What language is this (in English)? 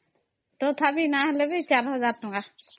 Odia